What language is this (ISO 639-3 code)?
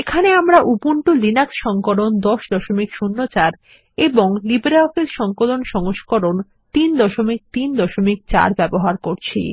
ben